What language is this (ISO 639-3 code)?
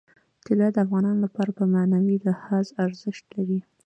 pus